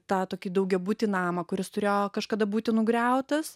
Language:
Lithuanian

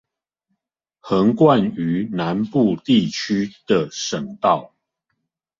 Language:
Chinese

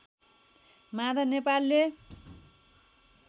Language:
Nepali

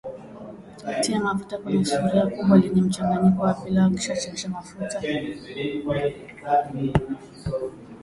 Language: Swahili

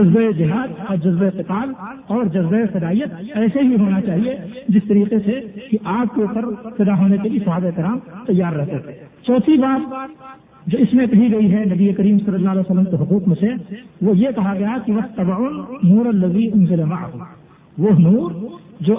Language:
Urdu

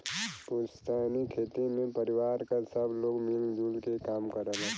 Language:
Bhojpuri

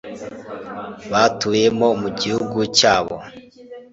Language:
Kinyarwanda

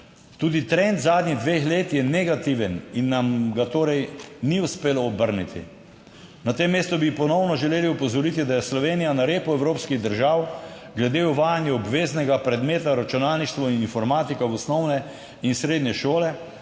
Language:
Slovenian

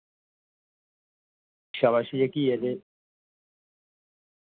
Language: Dogri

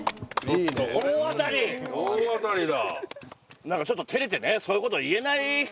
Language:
Japanese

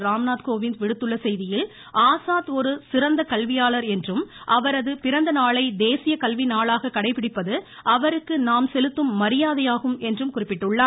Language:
Tamil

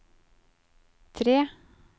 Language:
Norwegian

